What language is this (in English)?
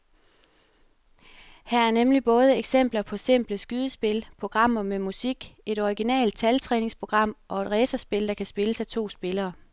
Danish